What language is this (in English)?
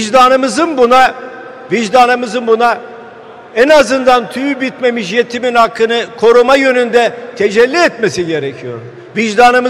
Turkish